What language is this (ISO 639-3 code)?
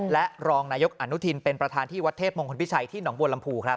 tha